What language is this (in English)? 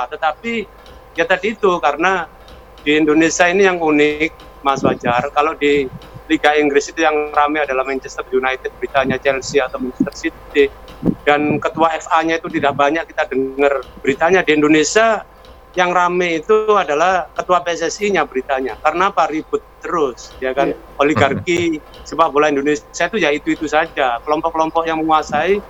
Indonesian